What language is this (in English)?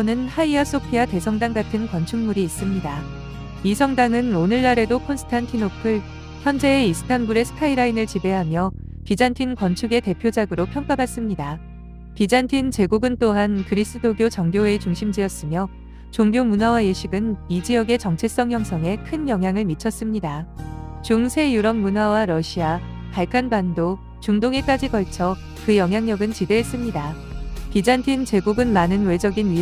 Korean